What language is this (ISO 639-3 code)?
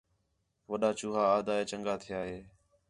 xhe